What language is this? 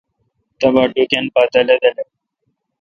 Kalkoti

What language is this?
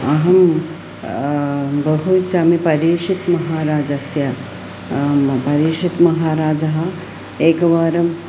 Sanskrit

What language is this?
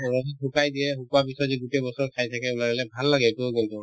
Assamese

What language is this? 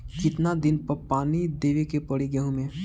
Bhojpuri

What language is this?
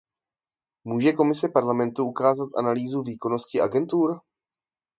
Czech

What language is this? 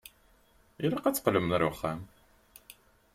Kabyle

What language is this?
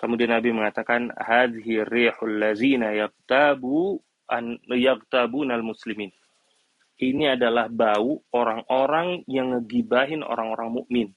Indonesian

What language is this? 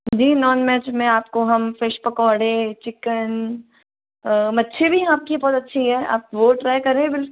Hindi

